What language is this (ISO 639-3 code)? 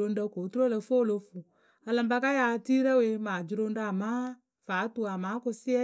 keu